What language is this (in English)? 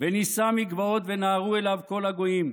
Hebrew